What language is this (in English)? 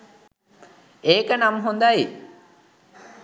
Sinhala